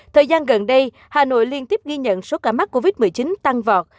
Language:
Vietnamese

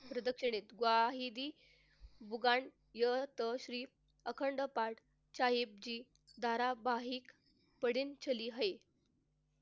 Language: Marathi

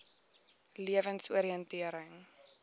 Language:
Afrikaans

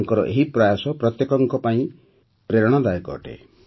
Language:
Odia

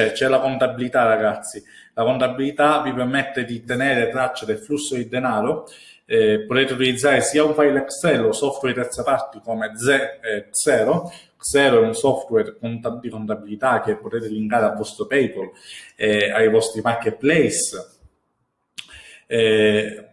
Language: Italian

